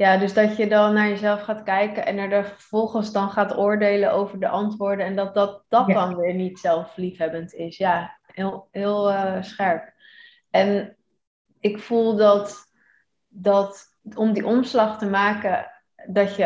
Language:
Dutch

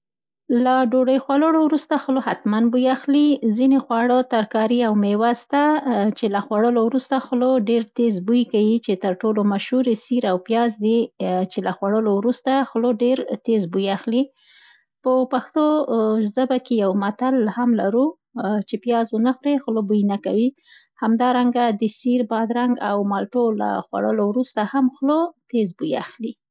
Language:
Central Pashto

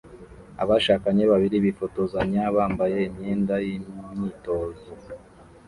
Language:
Kinyarwanda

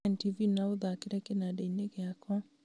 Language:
Kikuyu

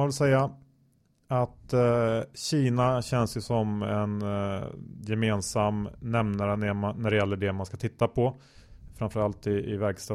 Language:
Swedish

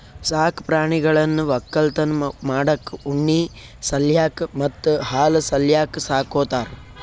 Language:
Kannada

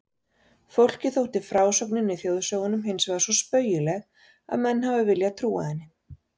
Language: Icelandic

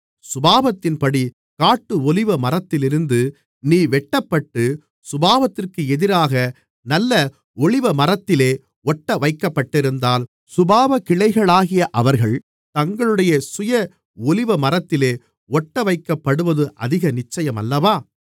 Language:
Tamil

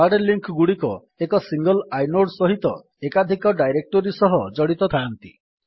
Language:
Odia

